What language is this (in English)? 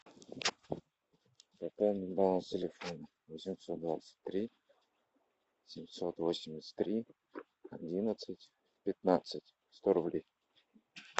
Russian